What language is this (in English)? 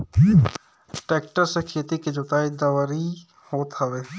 Bhojpuri